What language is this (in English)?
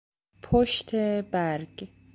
Persian